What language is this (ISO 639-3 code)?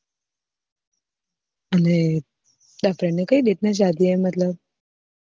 guj